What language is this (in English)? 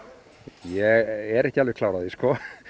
Icelandic